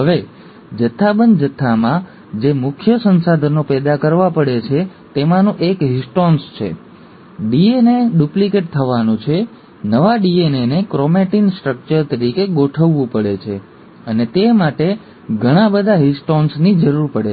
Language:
Gujarati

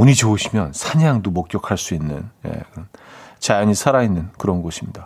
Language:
Korean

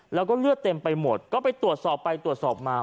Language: Thai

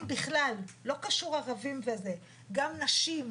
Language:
Hebrew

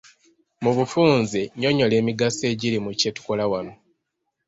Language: Ganda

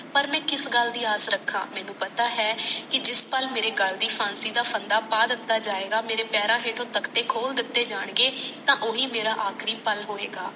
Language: Punjabi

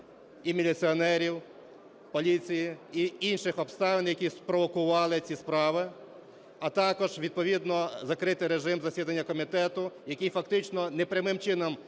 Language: Ukrainian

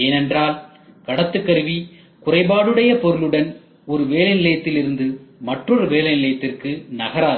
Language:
Tamil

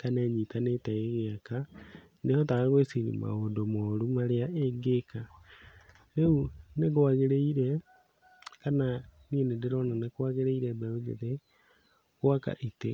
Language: Kikuyu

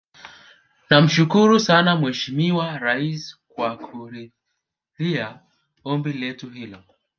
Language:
Swahili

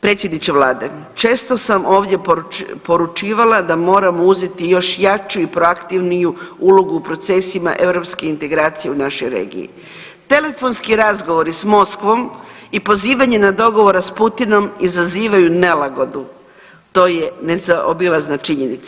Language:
Croatian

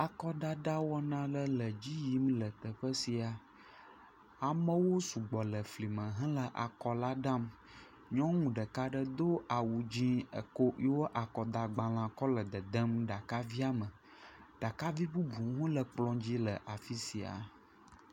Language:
Ewe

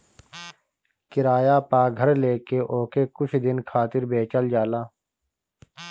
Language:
Bhojpuri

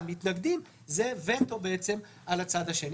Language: Hebrew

